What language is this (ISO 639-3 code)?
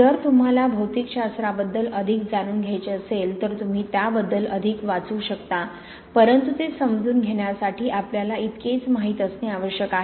mar